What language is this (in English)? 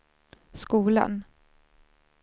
Swedish